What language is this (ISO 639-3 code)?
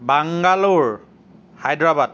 asm